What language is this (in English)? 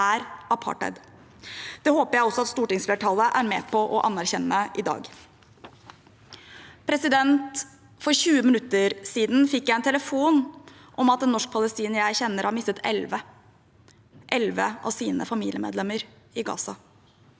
Norwegian